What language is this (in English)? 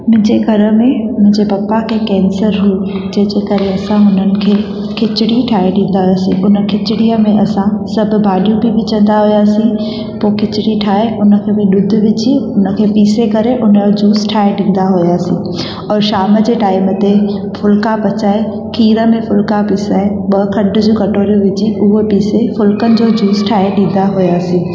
Sindhi